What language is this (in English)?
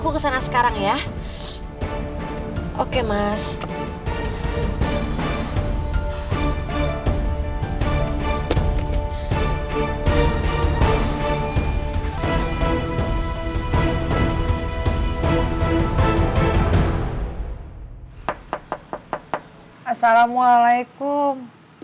Indonesian